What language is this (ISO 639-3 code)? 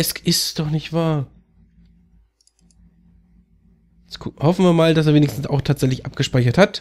deu